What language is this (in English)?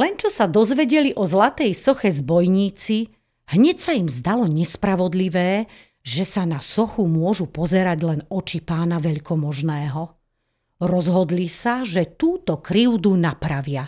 Slovak